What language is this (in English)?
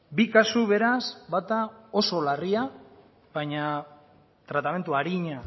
Basque